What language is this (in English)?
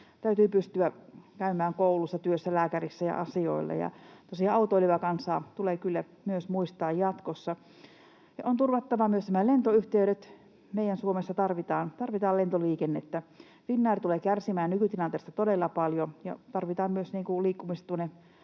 Finnish